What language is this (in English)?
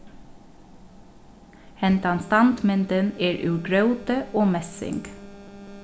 Faroese